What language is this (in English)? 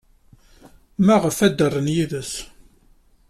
Kabyle